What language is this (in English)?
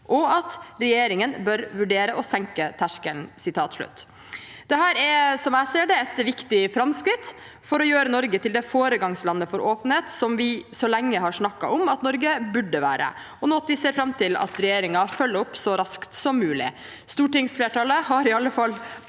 Norwegian